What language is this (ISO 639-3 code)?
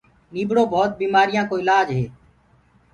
ggg